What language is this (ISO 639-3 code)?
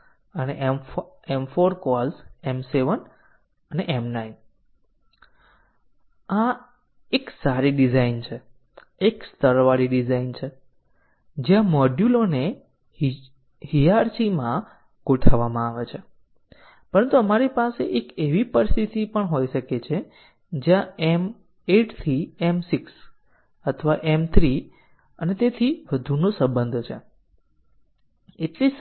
guj